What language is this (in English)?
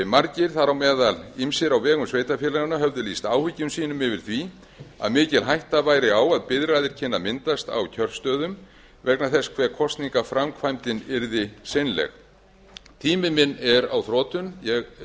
Icelandic